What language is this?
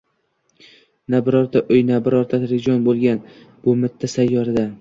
Uzbek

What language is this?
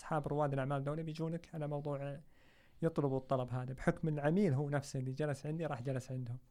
Arabic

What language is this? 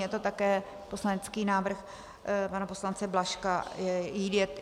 Czech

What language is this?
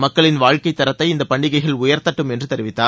Tamil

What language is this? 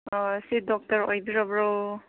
Manipuri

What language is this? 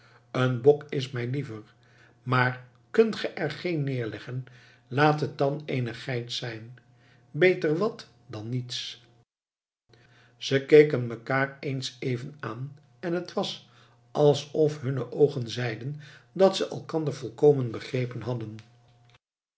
Dutch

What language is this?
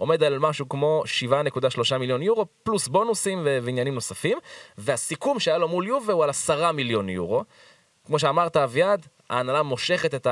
Hebrew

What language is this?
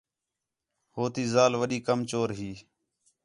Khetrani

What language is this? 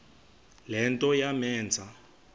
Xhosa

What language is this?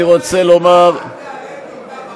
Hebrew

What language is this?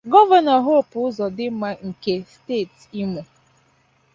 Igbo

